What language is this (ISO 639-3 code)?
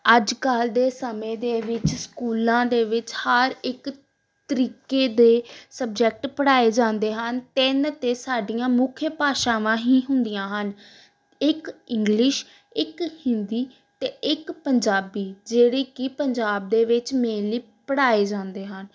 pan